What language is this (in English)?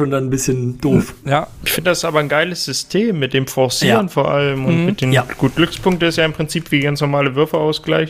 German